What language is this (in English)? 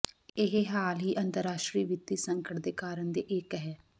Punjabi